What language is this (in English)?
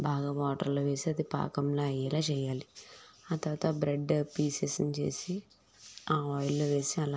Telugu